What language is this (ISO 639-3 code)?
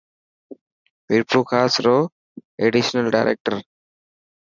mki